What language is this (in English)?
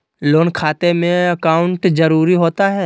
Magahi